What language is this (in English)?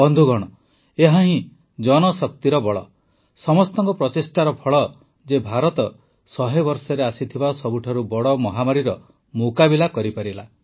Odia